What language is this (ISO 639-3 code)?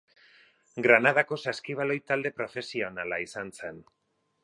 eus